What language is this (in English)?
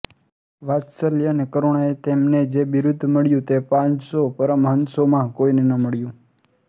Gujarati